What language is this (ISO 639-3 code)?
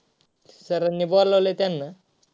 mar